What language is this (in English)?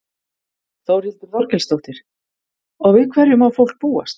Icelandic